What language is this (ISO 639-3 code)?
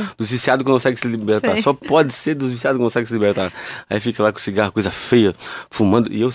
por